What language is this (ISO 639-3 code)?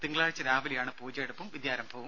mal